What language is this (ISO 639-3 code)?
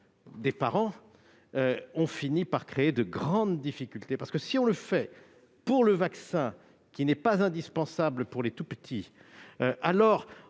fra